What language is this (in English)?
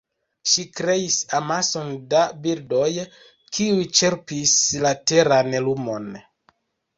Esperanto